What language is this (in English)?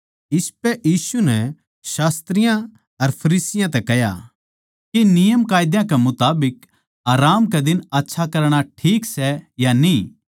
Haryanvi